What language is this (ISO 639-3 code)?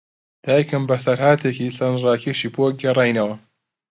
ckb